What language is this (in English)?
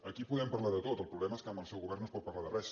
Catalan